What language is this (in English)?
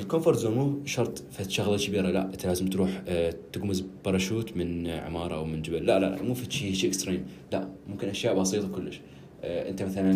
Arabic